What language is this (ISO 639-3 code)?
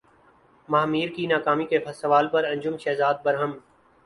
urd